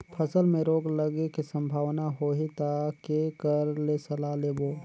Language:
Chhattisgarhi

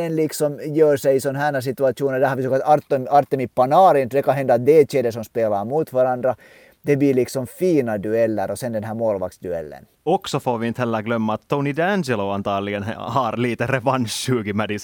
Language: Swedish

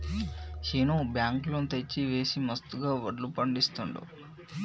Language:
Telugu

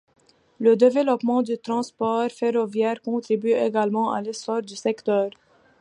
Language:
French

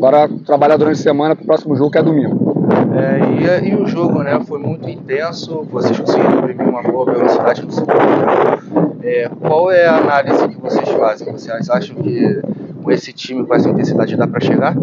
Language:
Portuguese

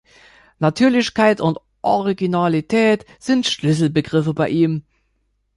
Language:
German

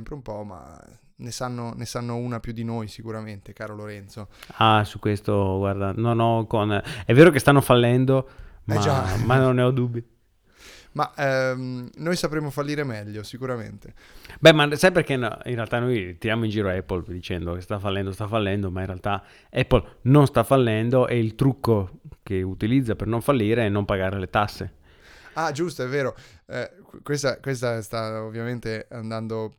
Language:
Italian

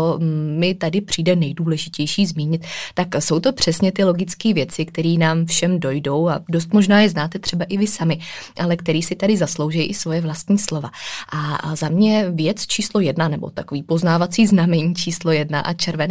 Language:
Czech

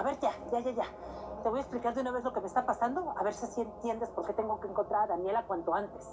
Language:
Spanish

